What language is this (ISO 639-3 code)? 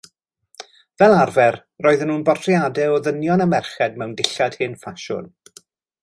cym